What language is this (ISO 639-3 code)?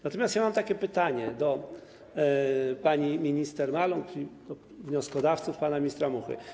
pol